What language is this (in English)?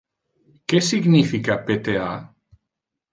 Interlingua